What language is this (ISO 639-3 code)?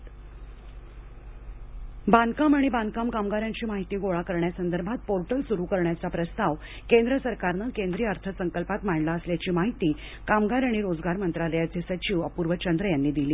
mar